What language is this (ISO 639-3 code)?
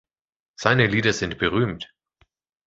deu